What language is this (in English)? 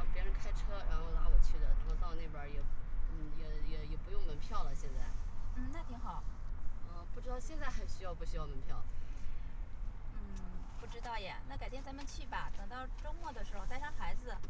Chinese